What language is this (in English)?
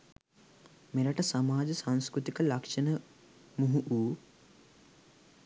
Sinhala